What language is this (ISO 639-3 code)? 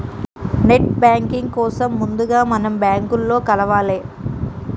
tel